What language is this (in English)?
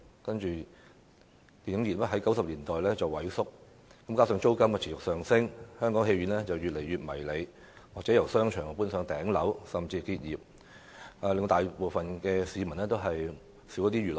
Cantonese